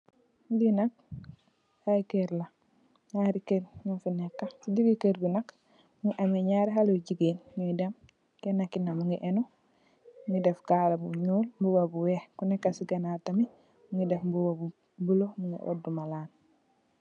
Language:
Wolof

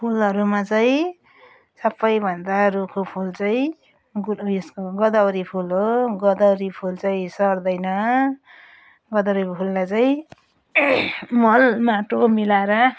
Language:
Nepali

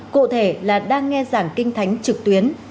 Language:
Vietnamese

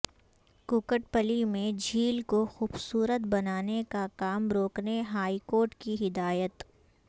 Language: Urdu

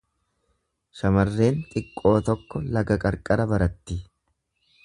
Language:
Oromo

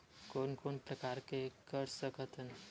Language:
Chhattisgarhi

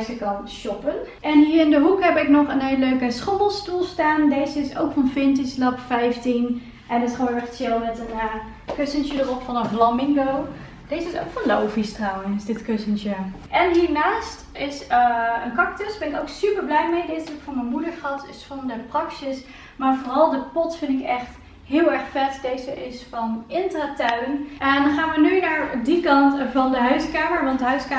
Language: Dutch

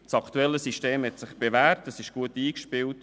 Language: Swiss German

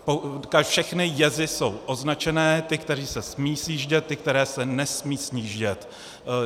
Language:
Czech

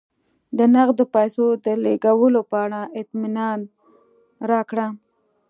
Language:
Pashto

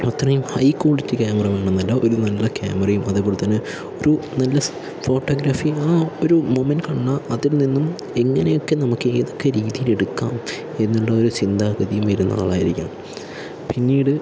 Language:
Malayalam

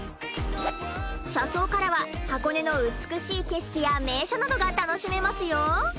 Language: Japanese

